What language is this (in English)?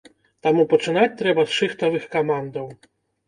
Belarusian